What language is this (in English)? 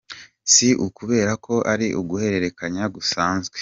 Kinyarwanda